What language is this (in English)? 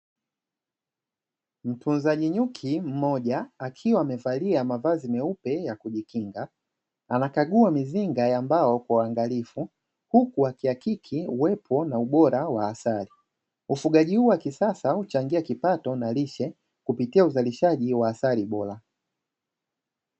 Swahili